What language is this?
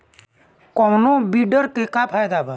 Bhojpuri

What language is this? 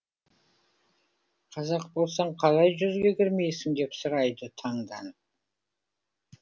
Kazakh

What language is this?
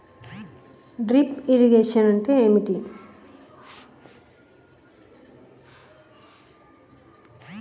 Telugu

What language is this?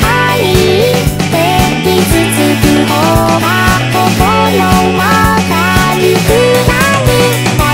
Romanian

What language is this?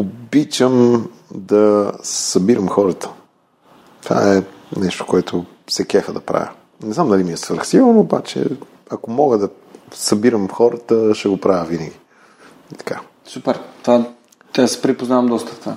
Bulgarian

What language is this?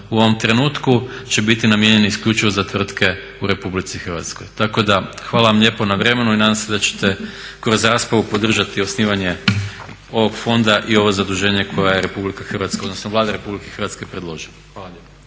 Croatian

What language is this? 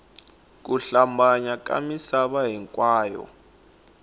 Tsonga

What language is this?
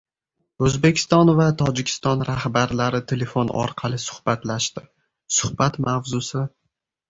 Uzbek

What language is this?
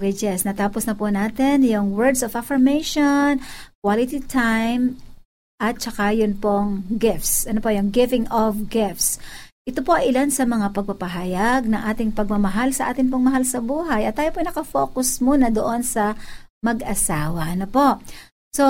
Filipino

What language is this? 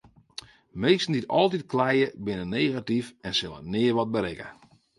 Western Frisian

